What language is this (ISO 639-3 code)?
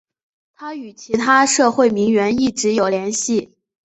zho